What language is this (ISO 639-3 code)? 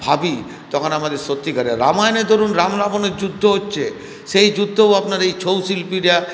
ben